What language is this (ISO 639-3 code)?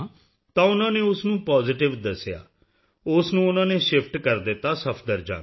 pan